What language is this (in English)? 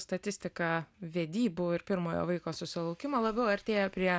Lithuanian